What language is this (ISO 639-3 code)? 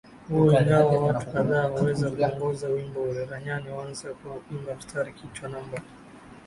swa